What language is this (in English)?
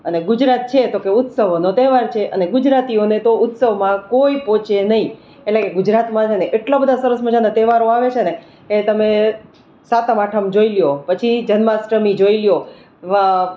Gujarati